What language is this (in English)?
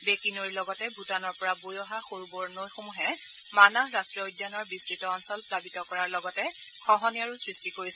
Assamese